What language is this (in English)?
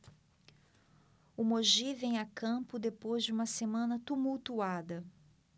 Portuguese